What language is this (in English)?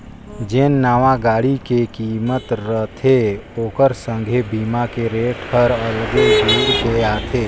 Chhattisgarhi